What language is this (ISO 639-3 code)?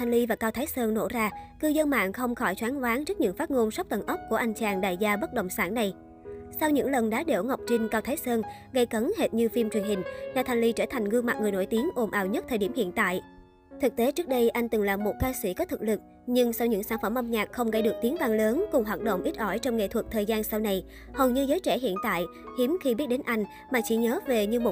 vie